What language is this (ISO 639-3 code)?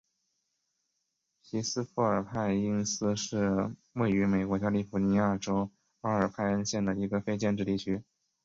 zho